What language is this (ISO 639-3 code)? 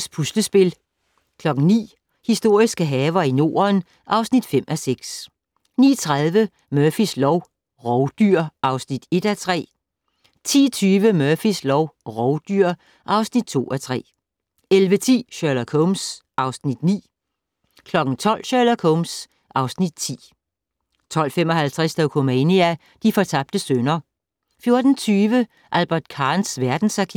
dan